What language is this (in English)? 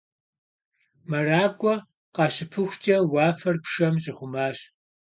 Kabardian